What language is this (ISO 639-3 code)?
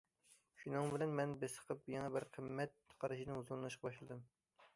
uig